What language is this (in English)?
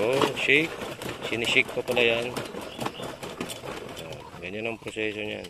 Filipino